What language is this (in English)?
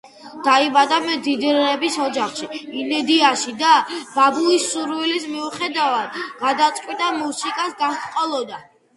Georgian